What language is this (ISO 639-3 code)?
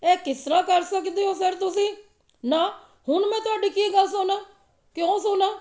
pan